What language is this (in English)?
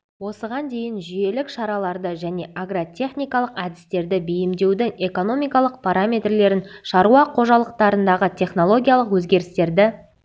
Kazakh